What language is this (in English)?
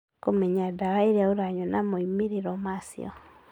Kikuyu